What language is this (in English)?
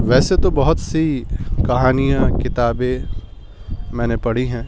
Urdu